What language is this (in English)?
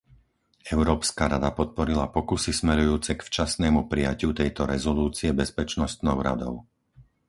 Slovak